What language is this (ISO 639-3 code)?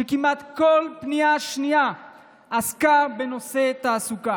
heb